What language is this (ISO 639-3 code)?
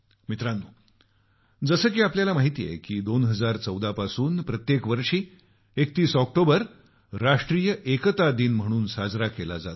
mar